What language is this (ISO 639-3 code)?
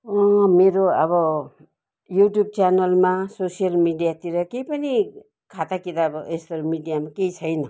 nep